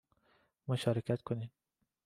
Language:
Persian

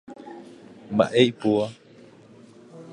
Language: Guarani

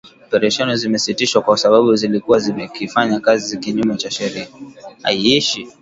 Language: Swahili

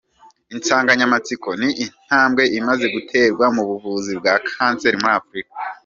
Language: Kinyarwanda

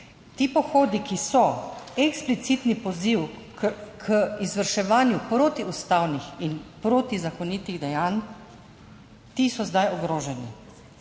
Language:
Slovenian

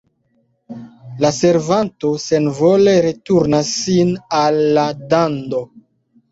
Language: Esperanto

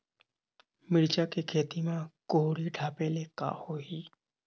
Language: Chhattisgarhi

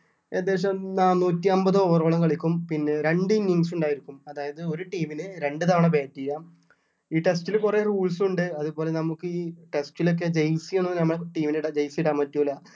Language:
Malayalam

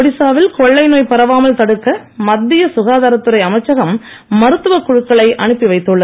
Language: Tamil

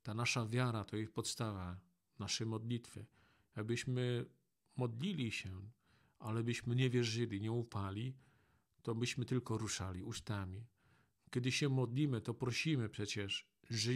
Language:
Polish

